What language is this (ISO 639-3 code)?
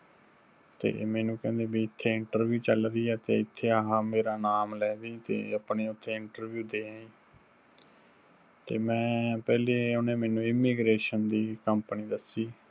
pan